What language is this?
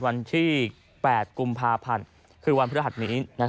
Thai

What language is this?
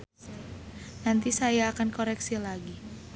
Sundanese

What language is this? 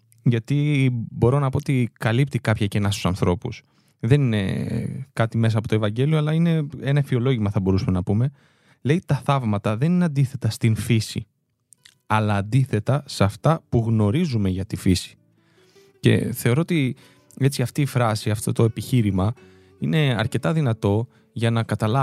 Greek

